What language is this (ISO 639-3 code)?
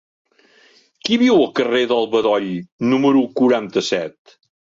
cat